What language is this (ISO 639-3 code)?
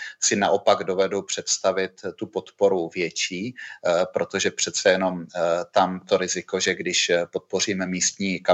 ces